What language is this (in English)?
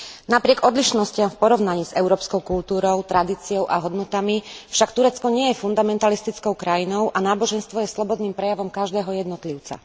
Slovak